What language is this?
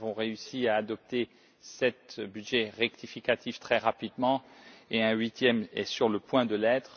French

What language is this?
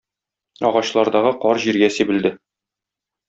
Tatar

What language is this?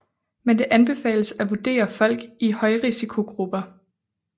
Danish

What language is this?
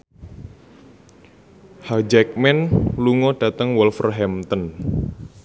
Javanese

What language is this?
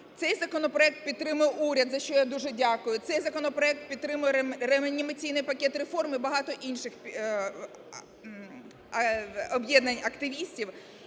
Ukrainian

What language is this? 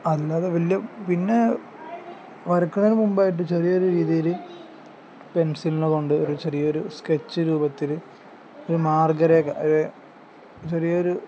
Malayalam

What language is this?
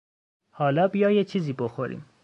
Persian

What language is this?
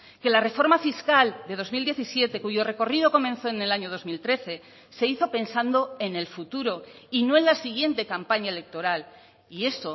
Spanish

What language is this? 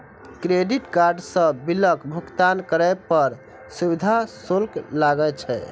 Maithili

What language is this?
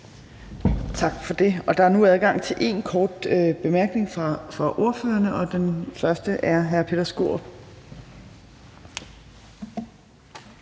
Danish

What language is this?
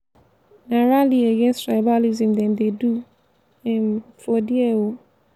Nigerian Pidgin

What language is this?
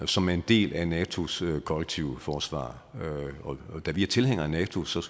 Danish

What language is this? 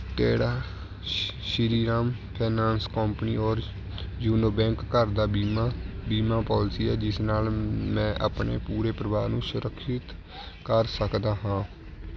Punjabi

